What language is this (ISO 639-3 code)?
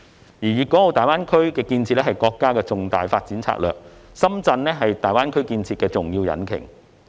yue